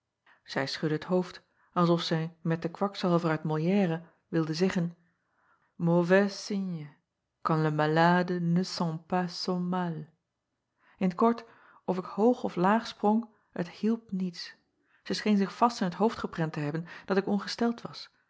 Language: Dutch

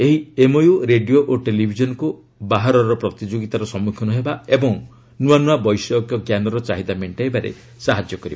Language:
Odia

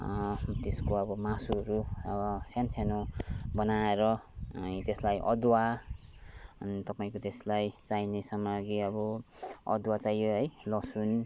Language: Nepali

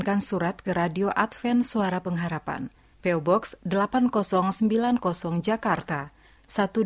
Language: Indonesian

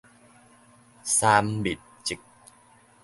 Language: Min Nan Chinese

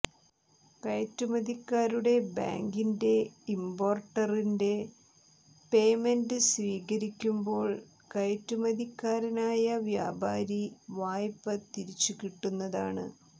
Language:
Malayalam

